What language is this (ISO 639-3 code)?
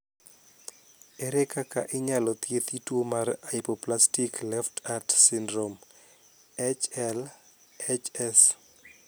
luo